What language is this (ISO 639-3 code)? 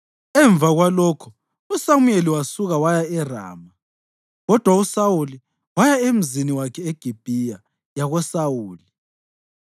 nde